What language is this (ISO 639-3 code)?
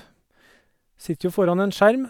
nor